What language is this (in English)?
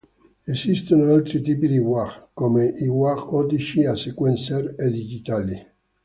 Italian